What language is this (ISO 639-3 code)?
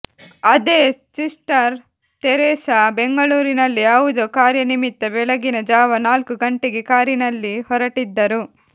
kan